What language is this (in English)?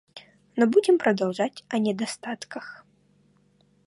Russian